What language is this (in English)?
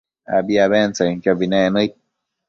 Matsés